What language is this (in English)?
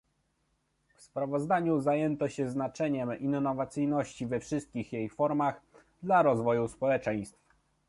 Polish